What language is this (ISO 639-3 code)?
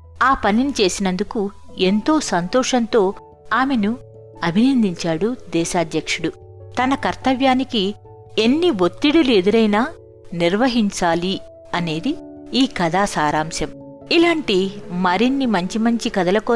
tel